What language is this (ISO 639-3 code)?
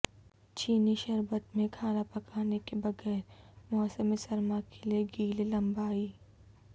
urd